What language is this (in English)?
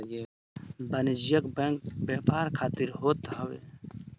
Bhojpuri